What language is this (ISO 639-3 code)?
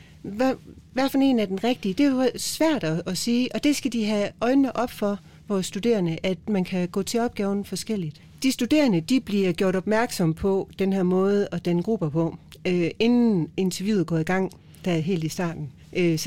dan